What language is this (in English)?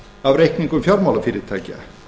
Icelandic